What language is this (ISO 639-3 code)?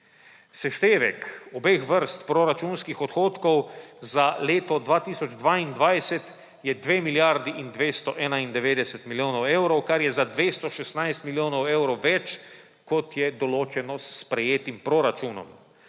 slv